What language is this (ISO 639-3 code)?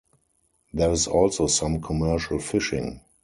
eng